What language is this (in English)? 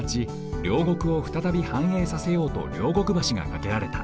Japanese